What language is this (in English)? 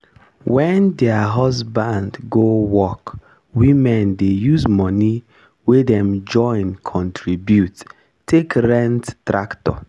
Nigerian Pidgin